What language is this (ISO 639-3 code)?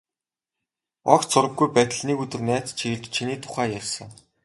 mon